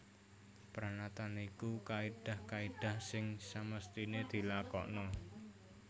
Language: Javanese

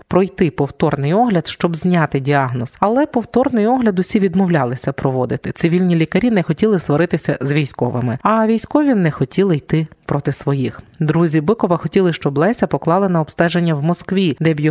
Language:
Ukrainian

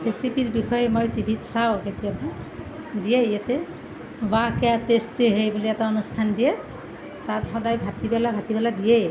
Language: Assamese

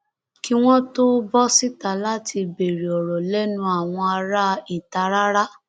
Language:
Yoruba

